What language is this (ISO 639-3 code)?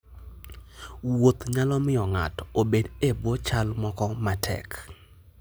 luo